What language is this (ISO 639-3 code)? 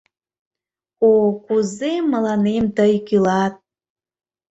chm